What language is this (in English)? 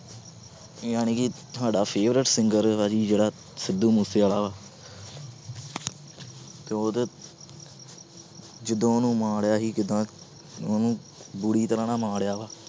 Punjabi